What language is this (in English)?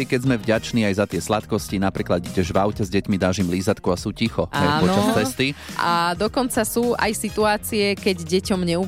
Slovak